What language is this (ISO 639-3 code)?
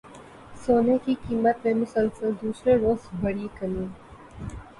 urd